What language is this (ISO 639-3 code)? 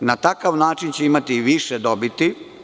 srp